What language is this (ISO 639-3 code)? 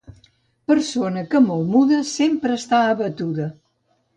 cat